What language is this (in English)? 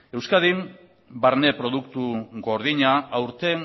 Basque